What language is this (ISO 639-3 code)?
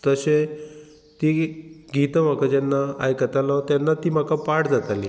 kok